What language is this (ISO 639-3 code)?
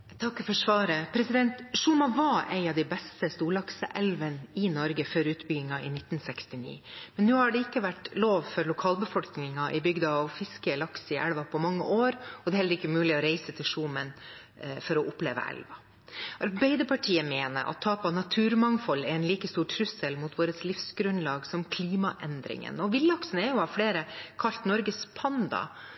nob